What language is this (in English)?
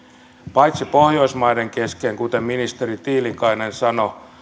Finnish